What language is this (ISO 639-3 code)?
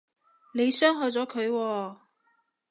yue